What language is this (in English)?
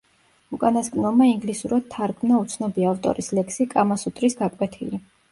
Georgian